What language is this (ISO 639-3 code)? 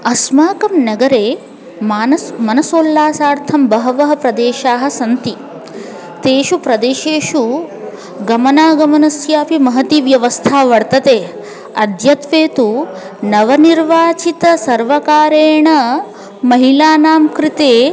san